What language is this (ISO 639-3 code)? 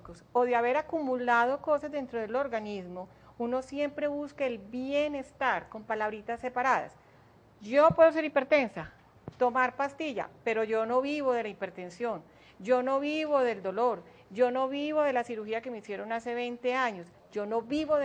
spa